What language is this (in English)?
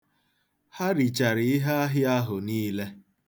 Igbo